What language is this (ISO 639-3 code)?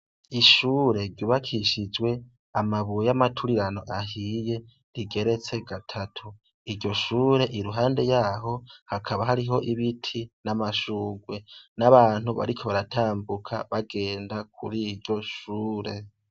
run